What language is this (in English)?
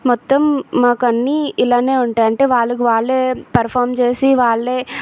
Telugu